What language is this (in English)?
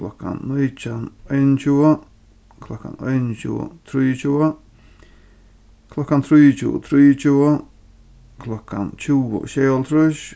Faroese